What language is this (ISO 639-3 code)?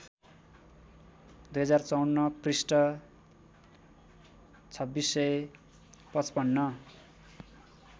nep